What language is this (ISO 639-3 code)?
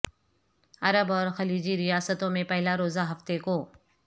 urd